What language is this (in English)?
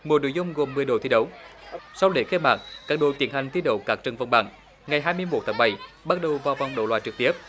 Vietnamese